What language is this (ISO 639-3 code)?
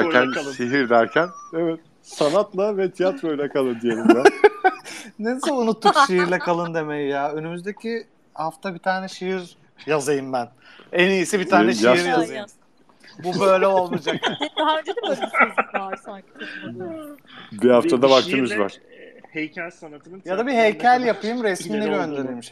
tur